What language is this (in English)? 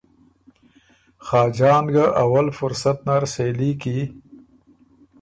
Ormuri